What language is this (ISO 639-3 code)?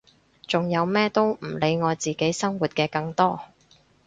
yue